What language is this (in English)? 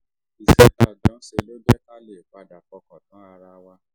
Yoruba